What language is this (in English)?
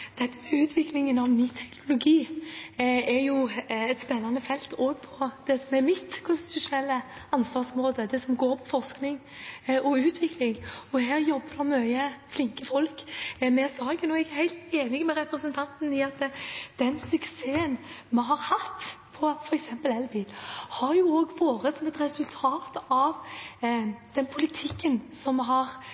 Norwegian Bokmål